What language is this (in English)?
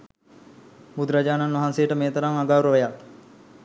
Sinhala